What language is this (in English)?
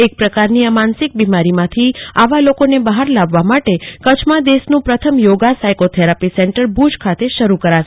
Gujarati